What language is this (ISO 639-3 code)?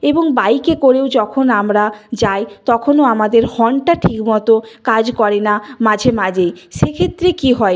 ben